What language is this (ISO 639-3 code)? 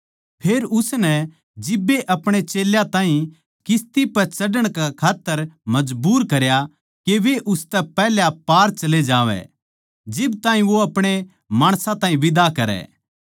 bgc